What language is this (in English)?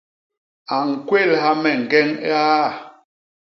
Basaa